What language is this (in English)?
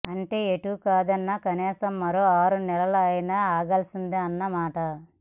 Telugu